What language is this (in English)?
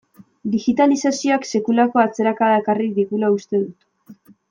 Basque